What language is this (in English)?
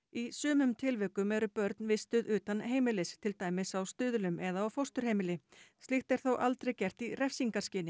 Icelandic